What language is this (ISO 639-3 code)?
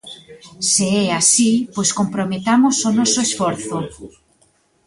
glg